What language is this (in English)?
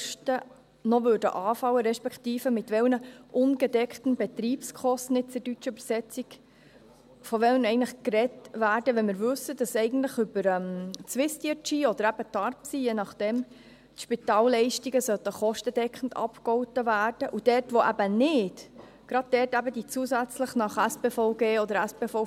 Swiss German